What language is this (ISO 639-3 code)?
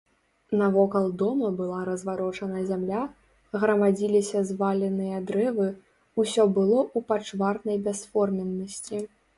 bel